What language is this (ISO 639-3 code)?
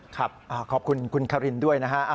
tha